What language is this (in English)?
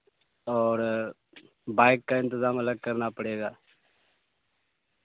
Urdu